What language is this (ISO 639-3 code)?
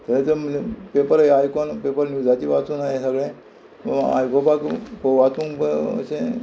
kok